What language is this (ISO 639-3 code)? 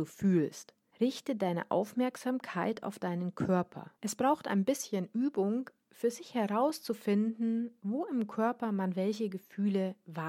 deu